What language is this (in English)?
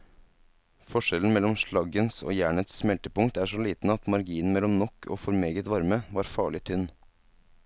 Norwegian